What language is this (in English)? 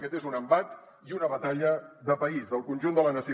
Catalan